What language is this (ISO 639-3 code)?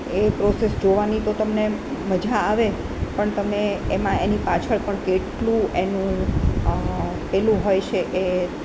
guj